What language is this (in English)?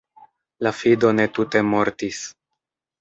Esperanto